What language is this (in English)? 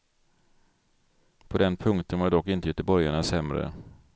Swedish